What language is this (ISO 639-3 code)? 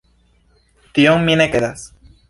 epo